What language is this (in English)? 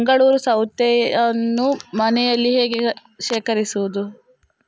Kannada